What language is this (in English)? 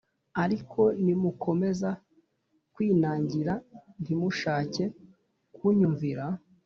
Kinyarwanda